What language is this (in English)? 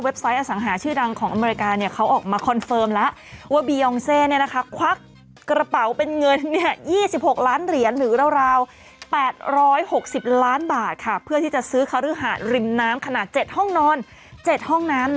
Thai